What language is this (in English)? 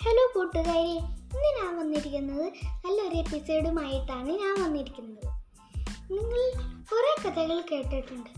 Malayalam